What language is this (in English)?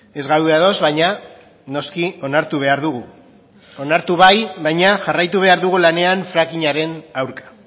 Basque